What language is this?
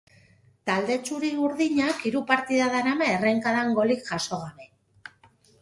Basque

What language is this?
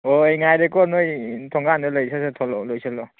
Manipuri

